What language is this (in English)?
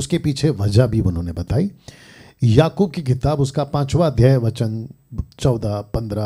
Hindi